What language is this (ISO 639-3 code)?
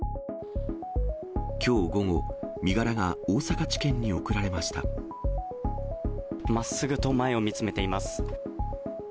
jpn